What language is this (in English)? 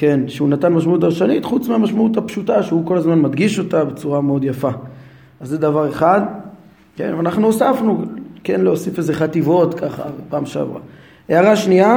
Hebrew